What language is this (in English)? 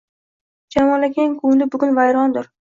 Uzbek